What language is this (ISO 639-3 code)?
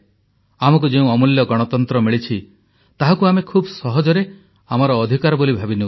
ori